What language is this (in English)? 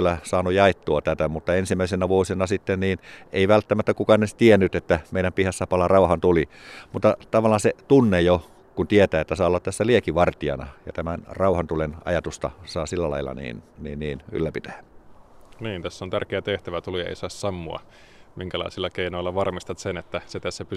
Finnish